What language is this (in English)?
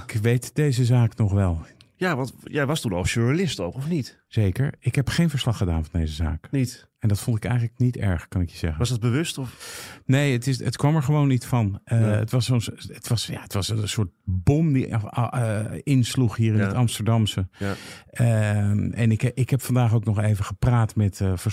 Dutch